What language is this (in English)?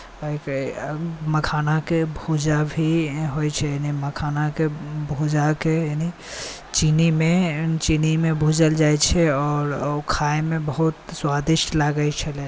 Maithili